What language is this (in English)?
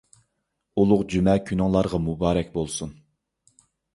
Uyghur